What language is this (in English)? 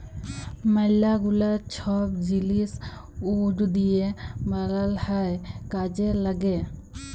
Bangla